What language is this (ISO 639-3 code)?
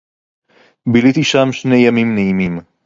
heb